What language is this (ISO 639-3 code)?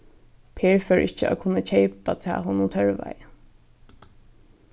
fao